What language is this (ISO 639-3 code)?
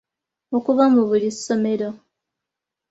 lug